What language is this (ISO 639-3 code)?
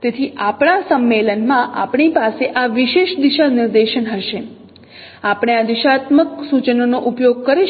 guj